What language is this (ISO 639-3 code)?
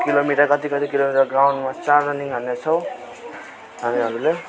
nep